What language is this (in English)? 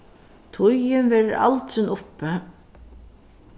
Faroese